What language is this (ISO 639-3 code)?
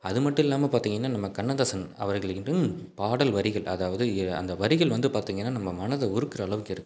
tam